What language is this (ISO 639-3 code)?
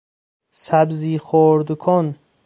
fas